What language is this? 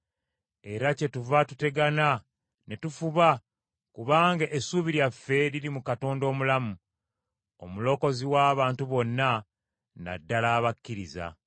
Ganda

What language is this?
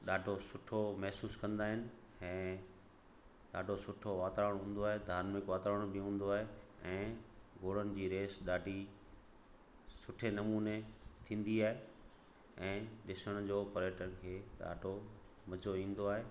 Sindhi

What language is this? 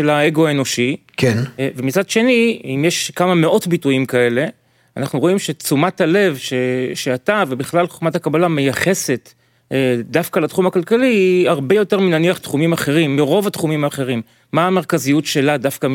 Hebrew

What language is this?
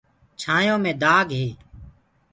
Gurgula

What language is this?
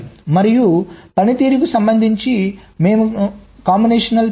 Telugu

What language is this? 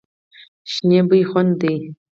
Pashto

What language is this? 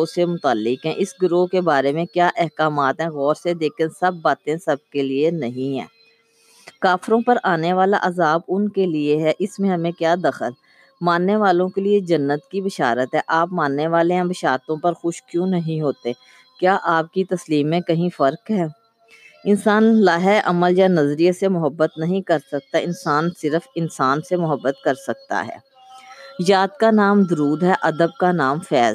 Urdu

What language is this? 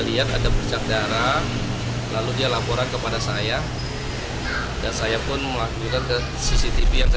Indonesian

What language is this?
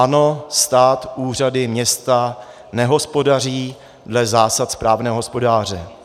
Czech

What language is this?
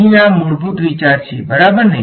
Gujarati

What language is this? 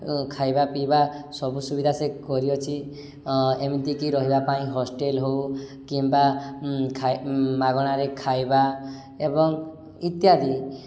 Odia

